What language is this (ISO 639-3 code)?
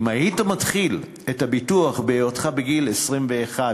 heb